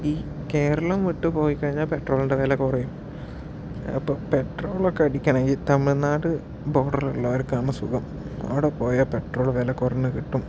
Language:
Malayalam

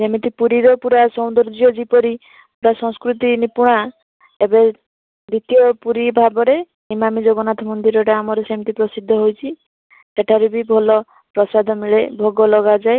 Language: Odia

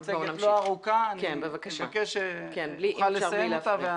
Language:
Hebrew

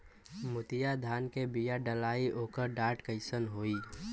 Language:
Bhojpuri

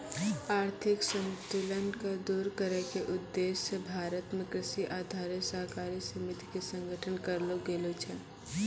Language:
Maithili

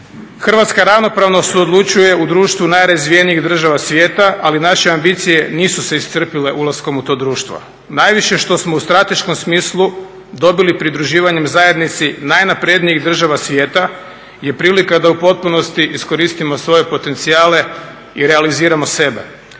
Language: Croatian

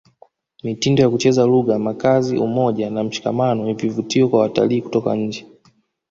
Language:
Swahili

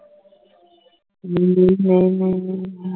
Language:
Punjabi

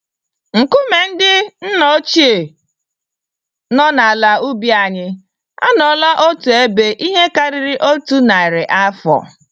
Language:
Igbo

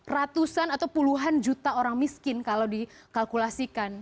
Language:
Indonesian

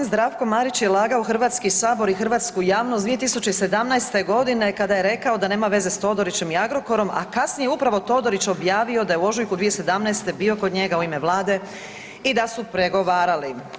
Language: Croatian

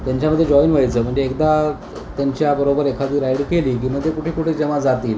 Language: Marathi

